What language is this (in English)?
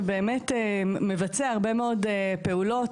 Hebrew